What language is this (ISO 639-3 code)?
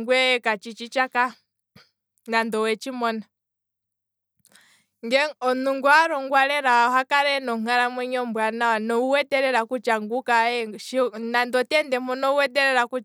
kwm